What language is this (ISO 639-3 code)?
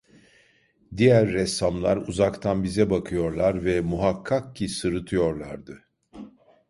tur